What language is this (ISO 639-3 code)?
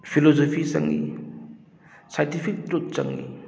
mni